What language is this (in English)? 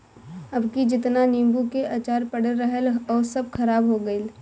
Bhojpuri